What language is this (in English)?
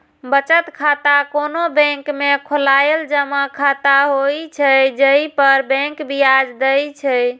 Maithili